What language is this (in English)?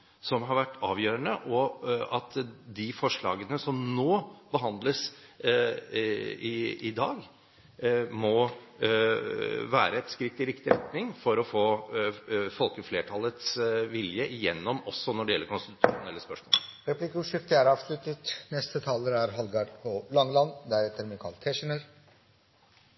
Norwegian